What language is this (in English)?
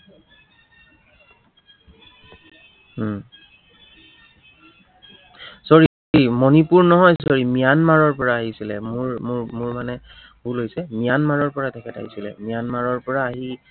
Assamese